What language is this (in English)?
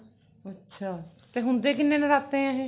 Punjabi